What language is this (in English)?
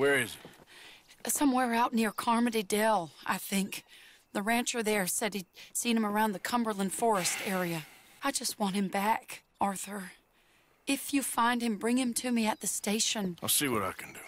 English